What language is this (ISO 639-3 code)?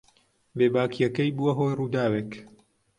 ckb